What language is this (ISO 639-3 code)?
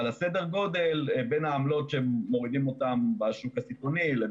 heb